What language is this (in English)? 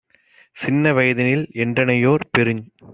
Tamil